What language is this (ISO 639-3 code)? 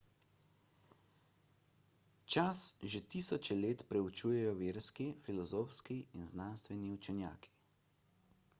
slv